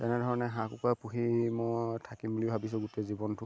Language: Assamese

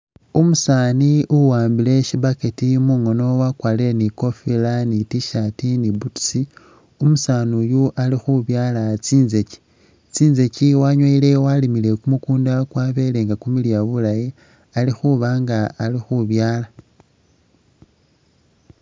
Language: Masaaba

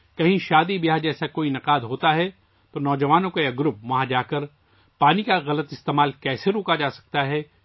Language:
Urdu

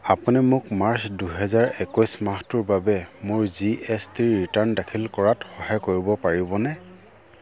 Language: Assamese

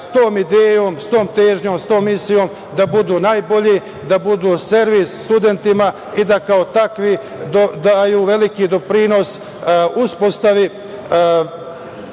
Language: Serbian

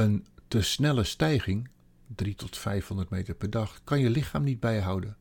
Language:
Dutch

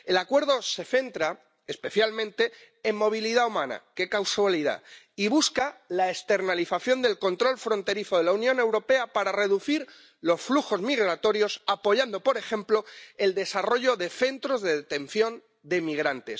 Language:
Spanish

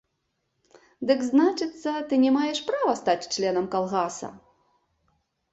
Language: Belarusian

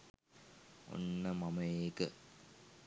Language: Sinhala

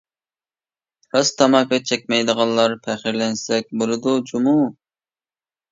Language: Uyghur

